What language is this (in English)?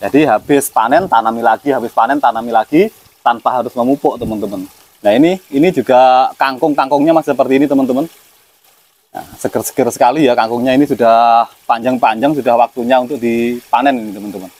Indonesian